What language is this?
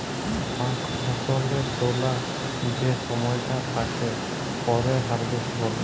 Bangla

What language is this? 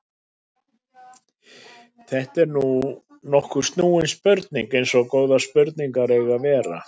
Icelandic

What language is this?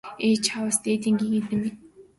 Mongolian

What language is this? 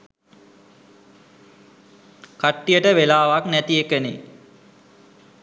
Sinhala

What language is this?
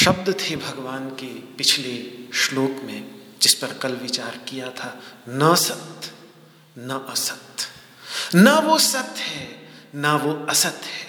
Hindi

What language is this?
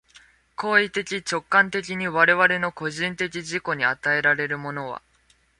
Japanese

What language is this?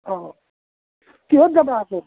Assamese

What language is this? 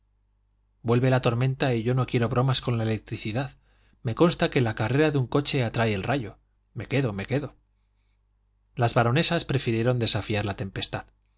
Spanish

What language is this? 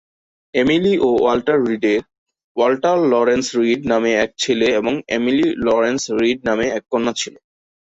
Bangla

